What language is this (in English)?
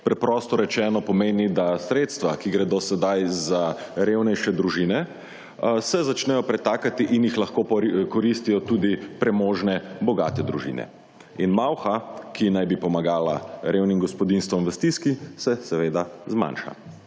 Slovenian